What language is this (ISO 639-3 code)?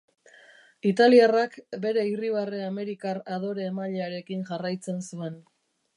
eus